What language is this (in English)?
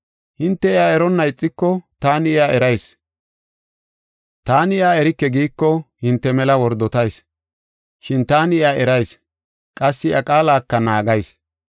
Gofa